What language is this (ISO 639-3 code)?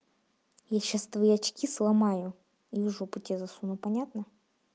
rus